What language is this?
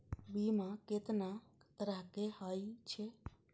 Maithili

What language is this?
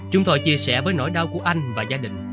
Vietnamese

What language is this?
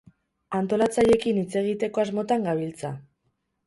Basque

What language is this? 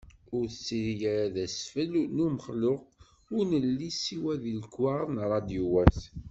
Kabyle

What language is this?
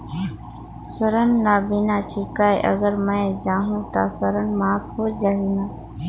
Chhattisgarhi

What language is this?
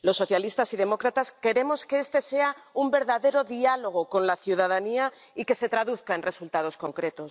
Spanish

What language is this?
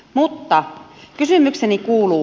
Finnish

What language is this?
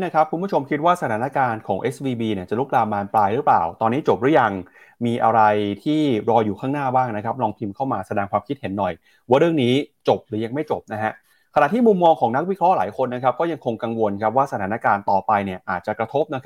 Thai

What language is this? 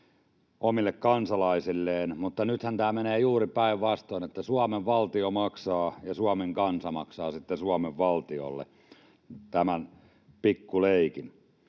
Finnish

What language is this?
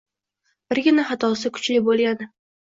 Uzbek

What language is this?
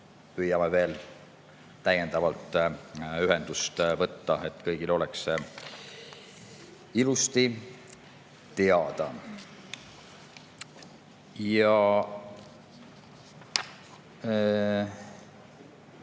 Estonian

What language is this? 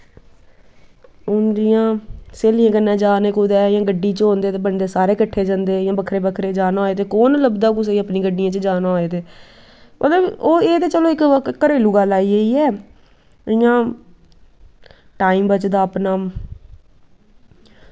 Dogri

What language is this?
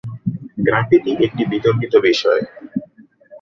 Bangla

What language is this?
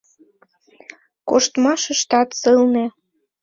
Mari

